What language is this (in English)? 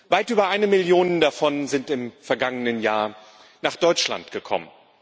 German